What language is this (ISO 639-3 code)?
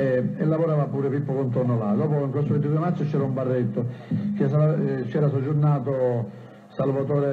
ita